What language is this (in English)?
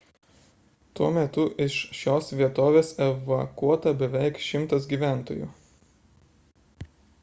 Lithuanian